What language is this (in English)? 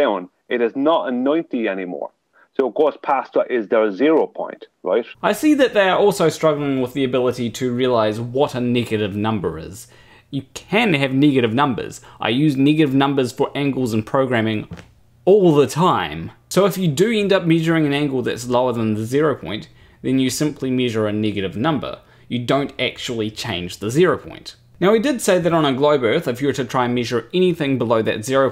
English